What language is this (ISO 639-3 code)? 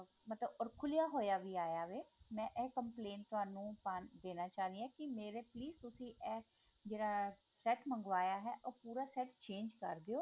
pan